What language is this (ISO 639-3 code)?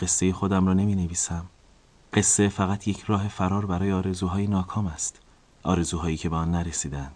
fas